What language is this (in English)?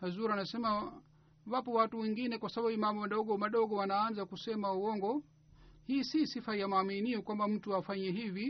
Swahili